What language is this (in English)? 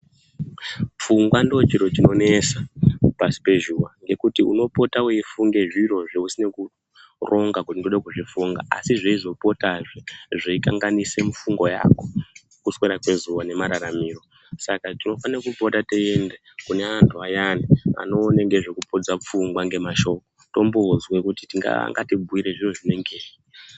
Ndau